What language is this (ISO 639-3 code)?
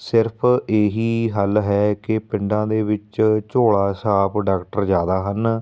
pan